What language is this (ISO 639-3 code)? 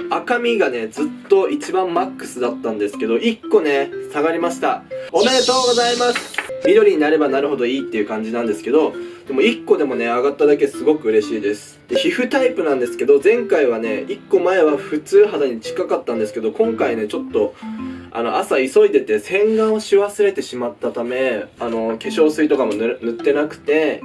jpn